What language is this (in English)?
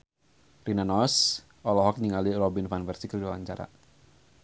Sundanese